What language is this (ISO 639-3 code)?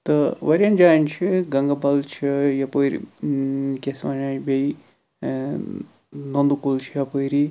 kas